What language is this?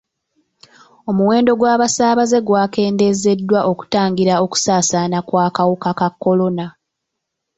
Ganda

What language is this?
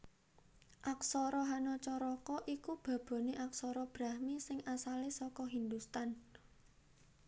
Javanese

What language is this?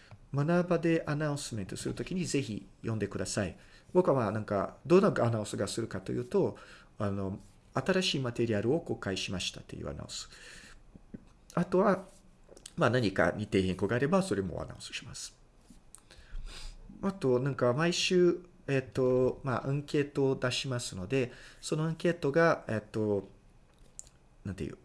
Japanese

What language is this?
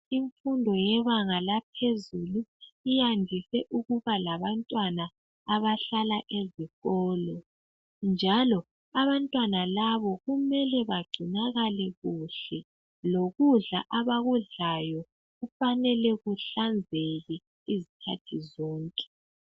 North Ndebele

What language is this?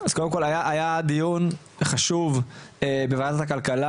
Hebrew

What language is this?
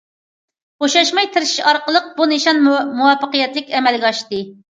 Uyghur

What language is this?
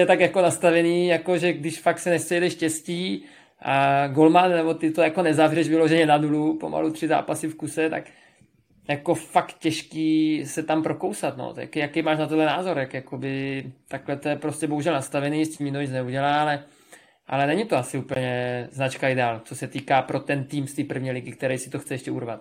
Czech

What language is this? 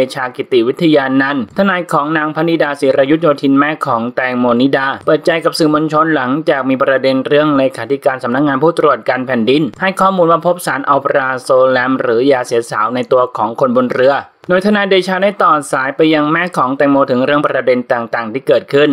Thai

